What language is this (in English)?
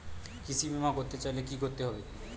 Bangla